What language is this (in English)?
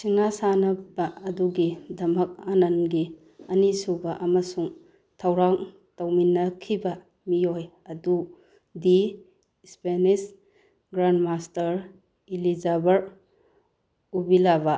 Manipuri